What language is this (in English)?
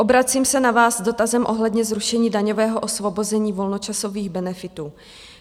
Czech